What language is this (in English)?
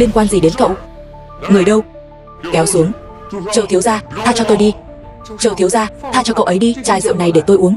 Vietnamese